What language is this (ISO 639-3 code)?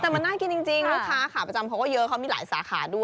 tha